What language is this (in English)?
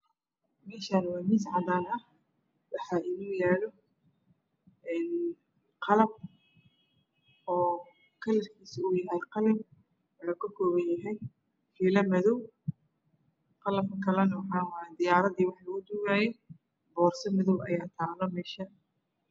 Somali